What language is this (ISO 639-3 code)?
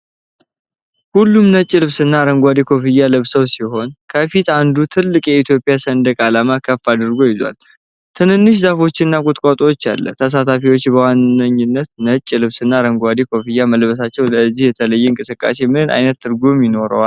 amh